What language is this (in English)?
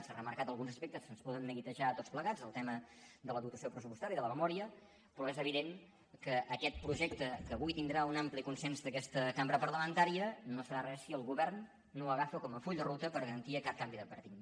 Catalan